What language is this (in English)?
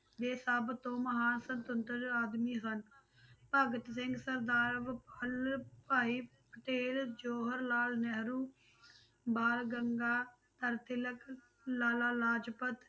Punjabi